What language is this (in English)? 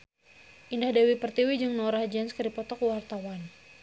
Sundanese